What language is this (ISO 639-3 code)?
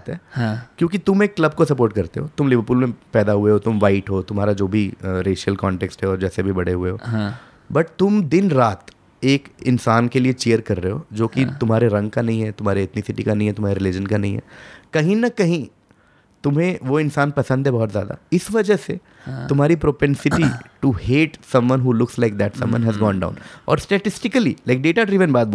hin